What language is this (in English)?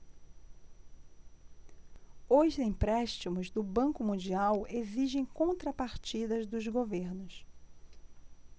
Portuguese